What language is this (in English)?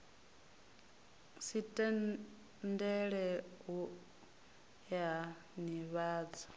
Venda